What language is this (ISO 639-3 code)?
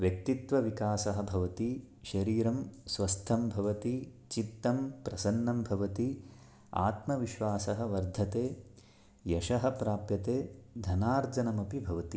san